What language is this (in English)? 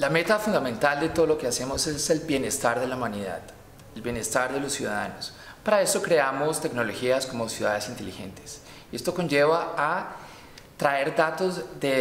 Spanish